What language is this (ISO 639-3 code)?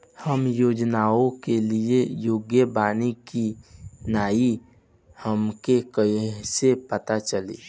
bho